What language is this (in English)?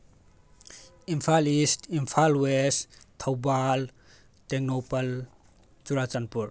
Manipuri